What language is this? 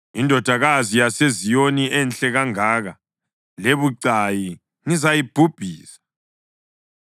North Ndebele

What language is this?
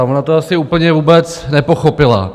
Czech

